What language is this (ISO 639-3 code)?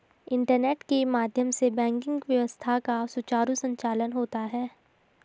hin